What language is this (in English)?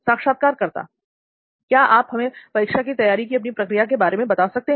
Hindi